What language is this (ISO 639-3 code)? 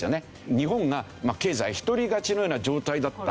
jpn